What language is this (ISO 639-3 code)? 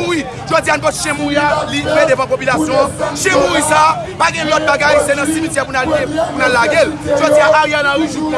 fra